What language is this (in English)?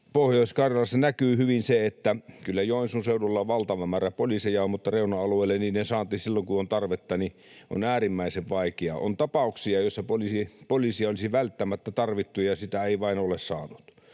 Finnish